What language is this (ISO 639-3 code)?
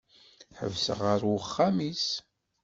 kab